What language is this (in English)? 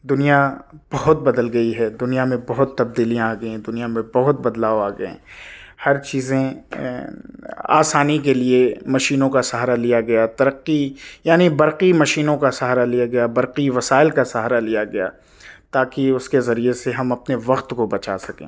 Urdu